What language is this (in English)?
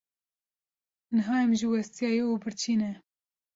Kurdish